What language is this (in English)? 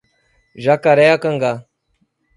Portuguese